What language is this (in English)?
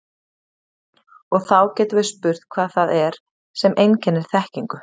Icelandic